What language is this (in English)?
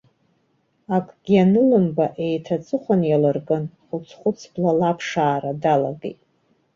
Abkhazian